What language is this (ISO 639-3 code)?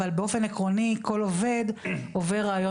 heb